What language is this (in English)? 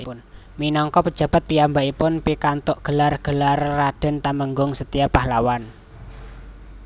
Javanese